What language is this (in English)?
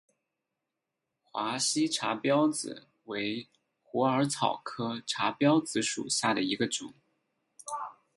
Chinese